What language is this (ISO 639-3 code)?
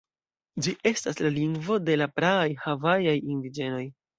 epo